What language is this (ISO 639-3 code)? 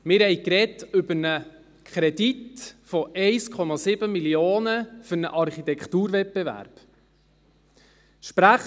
gsw